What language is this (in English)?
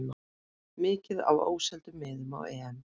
Icelandic